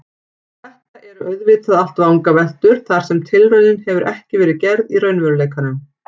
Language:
Icelandic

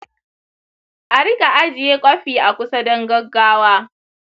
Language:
Hausa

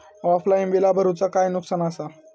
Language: Marathi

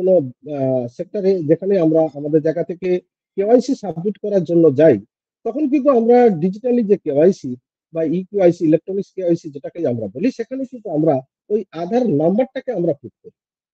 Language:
Bangla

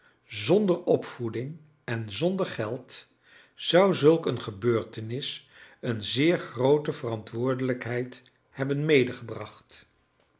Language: Dutch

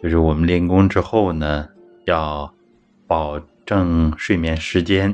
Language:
Chinese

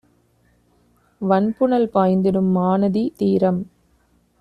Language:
Tamil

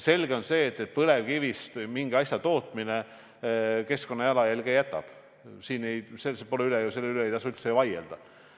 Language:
Estonian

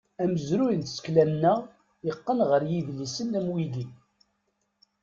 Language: Kabyle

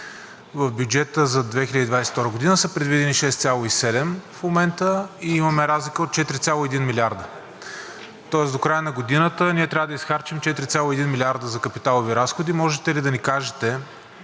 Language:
Bulgarian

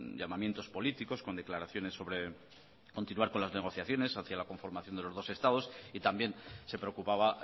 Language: Spanish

